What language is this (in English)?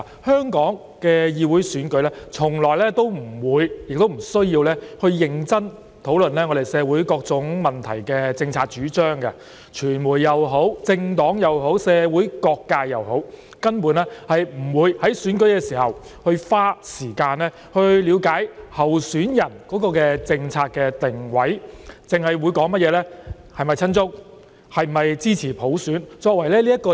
Cantonese